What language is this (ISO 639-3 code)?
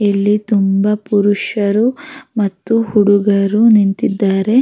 kan